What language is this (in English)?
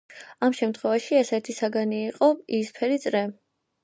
Georgian